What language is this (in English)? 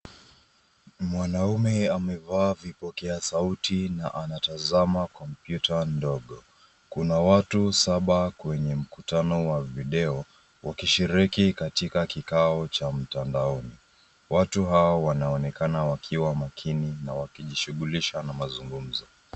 Swahili